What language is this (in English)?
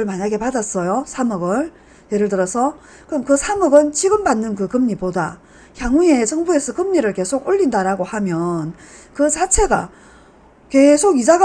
Korean